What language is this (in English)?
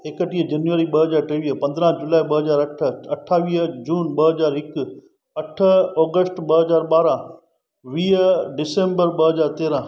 Sindhi